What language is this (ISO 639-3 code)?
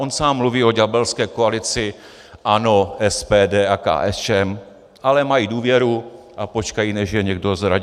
ces